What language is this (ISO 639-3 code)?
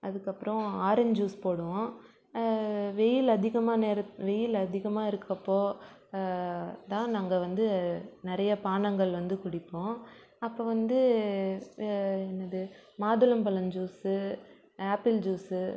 tam